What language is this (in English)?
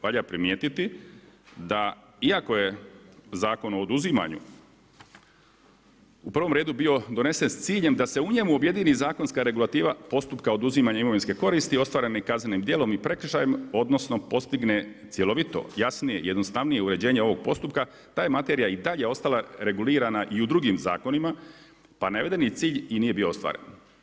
Croatian